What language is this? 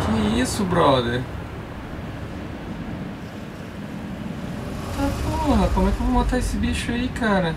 Portuguese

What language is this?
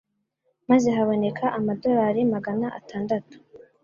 Kinyarwanda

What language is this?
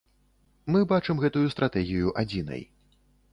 Belarusian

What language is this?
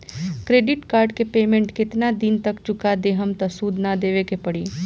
Bhojpuri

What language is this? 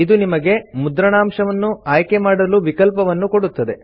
Kannada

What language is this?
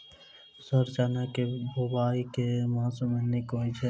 Maithili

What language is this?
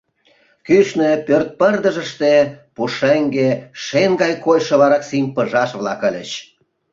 Mari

